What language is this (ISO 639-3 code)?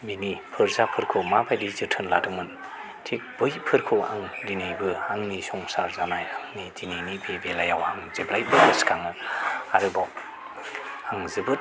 brx